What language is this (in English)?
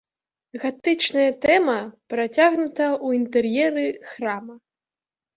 Belarusian